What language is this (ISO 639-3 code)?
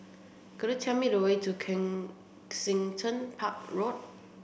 eng